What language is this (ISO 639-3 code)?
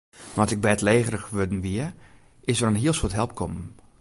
fry